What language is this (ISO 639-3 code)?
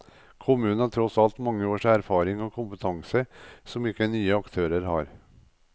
nor